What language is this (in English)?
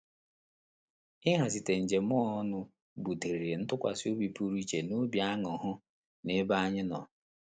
Igbo